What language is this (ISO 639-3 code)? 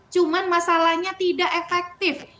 ind